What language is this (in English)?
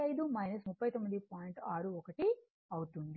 Telugu